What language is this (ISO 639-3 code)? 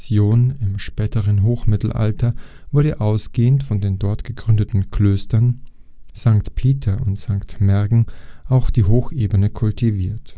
deu